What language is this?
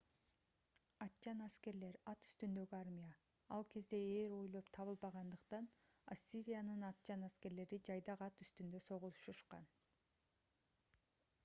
Kyrgyz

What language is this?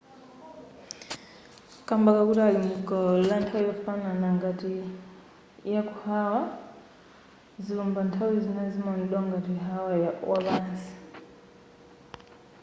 Nyanja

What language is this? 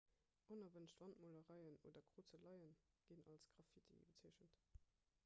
Luxembourgish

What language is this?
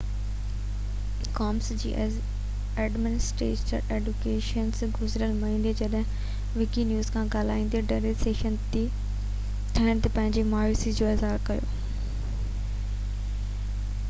Sindhi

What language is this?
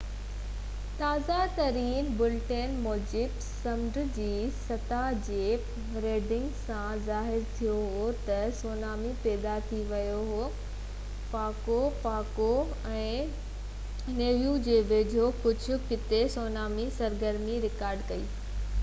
Sindhi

